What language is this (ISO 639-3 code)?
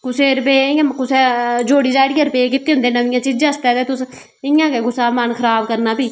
doi